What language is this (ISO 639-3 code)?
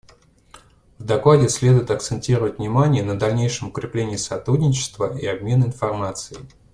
rus